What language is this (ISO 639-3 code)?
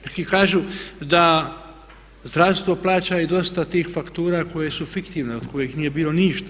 hrv